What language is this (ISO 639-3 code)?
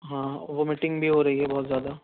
urd